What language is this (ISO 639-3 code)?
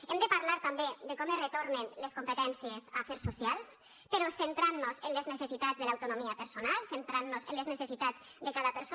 cat